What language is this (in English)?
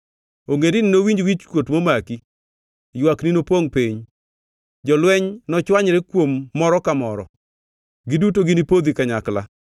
Luo (Kenya and Tanzania)